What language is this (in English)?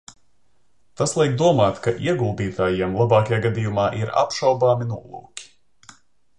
Latvian